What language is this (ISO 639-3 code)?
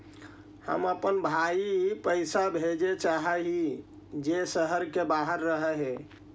mag